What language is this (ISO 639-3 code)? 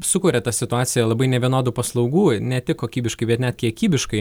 lit